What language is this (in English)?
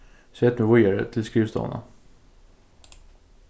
Faroese